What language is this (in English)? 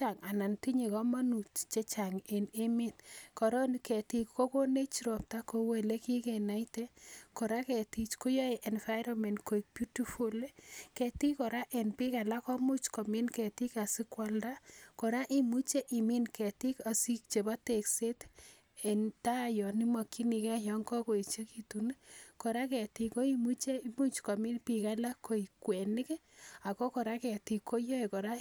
Kalenjin